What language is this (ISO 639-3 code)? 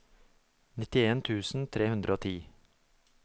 nor